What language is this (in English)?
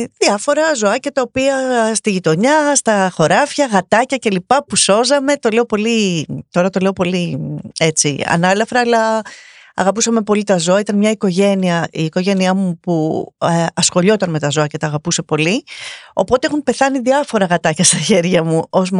Greek